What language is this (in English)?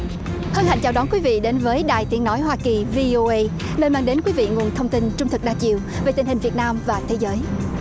Vietnamese